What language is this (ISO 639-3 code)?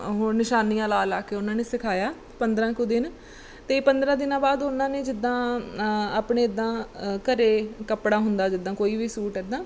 pan